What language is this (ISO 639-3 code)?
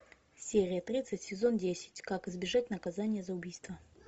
rus